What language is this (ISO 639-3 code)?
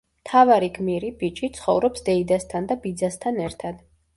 kat